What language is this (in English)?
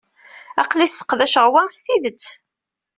Kabyle